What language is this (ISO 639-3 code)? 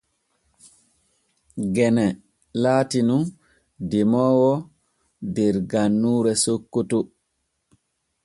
fue